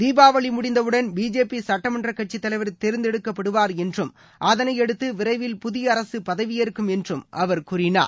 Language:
Tamil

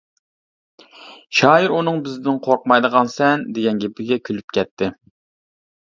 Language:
Uyghur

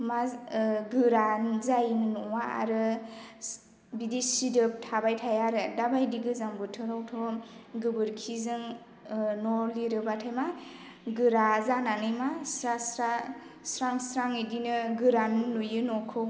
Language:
Bodo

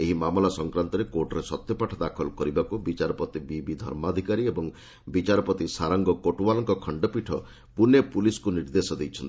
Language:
Odia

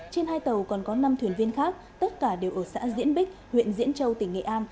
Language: Vietnamese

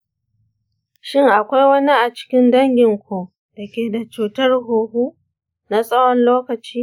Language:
Hausa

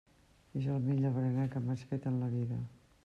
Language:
Catalan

